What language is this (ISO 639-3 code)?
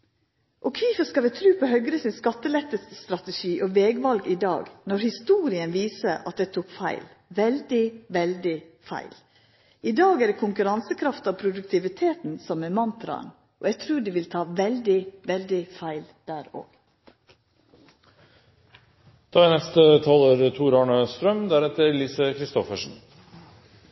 nor